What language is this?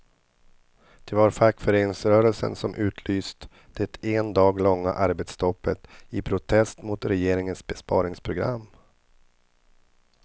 Swedish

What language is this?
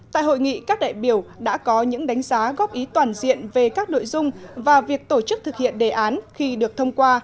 Vietnamese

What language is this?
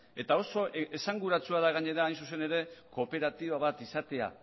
Basque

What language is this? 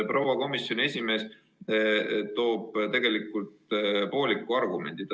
Estonian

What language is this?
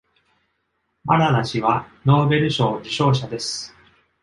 Japanese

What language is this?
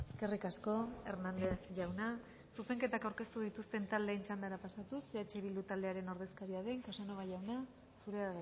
Basque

